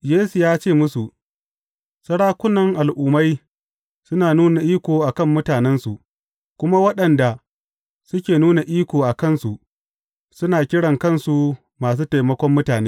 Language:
Hausa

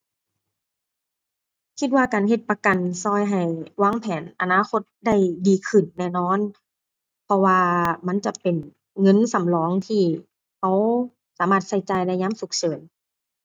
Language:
Thai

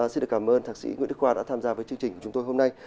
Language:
Vietnamese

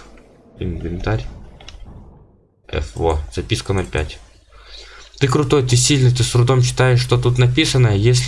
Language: Russian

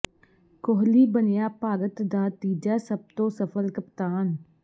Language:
Punjabi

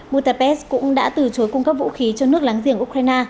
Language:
Vietnamese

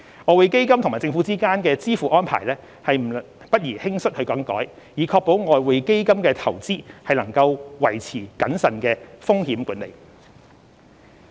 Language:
Cantonese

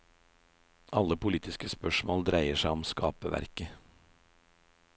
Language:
Norwegian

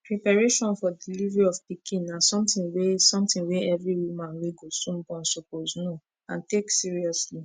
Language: Nigerian Pidgin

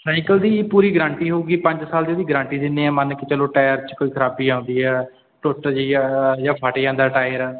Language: Punjabi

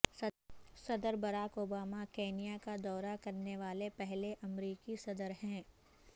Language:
Urdu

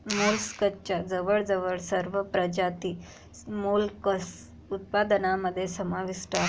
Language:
Marathi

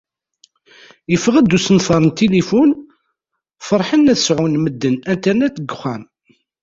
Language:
Kabyle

